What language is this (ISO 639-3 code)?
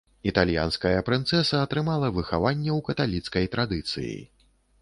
bel